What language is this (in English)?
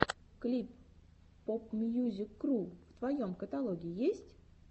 Russian